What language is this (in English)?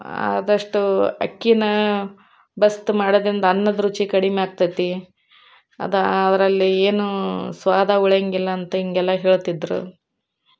Kannada